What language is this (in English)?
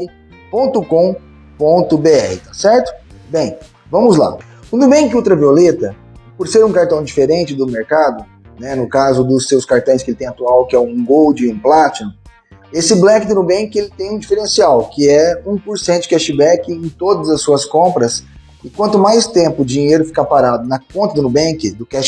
Portuguese